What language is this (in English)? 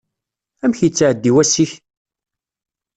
Kabyle